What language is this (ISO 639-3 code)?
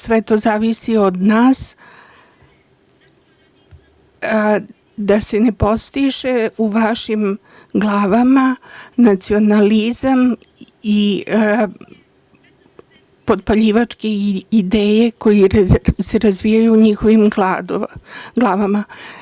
srp